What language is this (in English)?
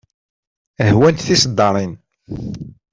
Kabyle